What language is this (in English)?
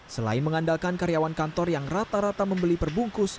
Indonesian